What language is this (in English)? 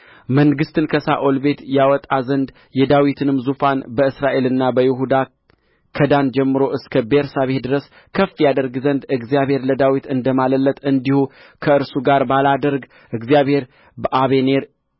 Amharic